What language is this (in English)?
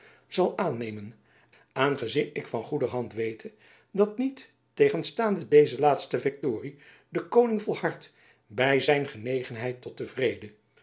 Dutch